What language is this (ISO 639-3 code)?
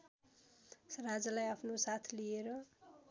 nep